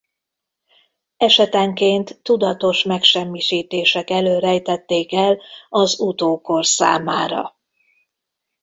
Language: Hungarian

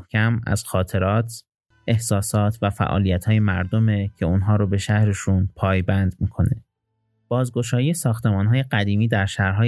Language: Persian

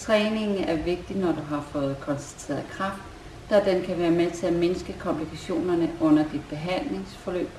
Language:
Danish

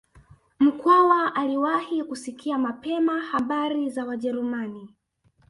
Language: Swahili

